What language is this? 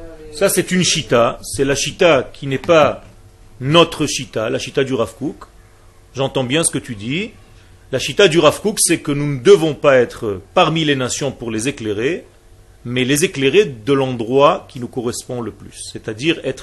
French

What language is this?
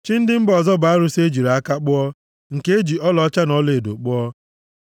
Igbo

